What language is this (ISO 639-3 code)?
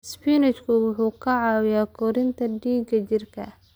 som